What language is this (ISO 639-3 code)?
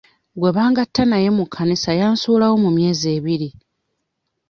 lug